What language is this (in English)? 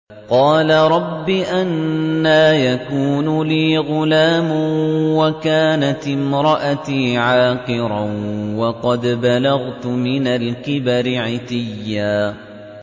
Arabic